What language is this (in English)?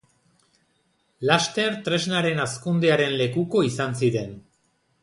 Basque